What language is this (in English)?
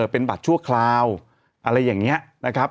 Thai